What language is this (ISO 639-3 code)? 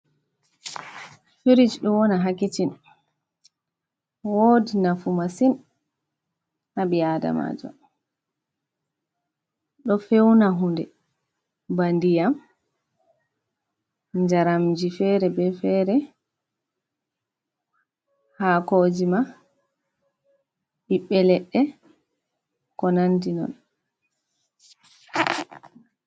ful